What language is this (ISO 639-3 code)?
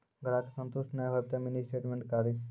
mai